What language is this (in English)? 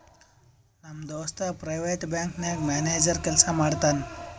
Kannada